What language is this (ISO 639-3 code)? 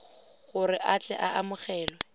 tsn